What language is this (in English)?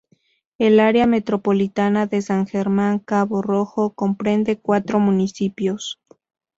Spanish